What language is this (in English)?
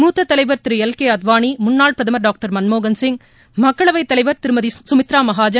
Tamil